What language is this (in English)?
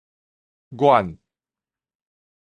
Min Nan Chinese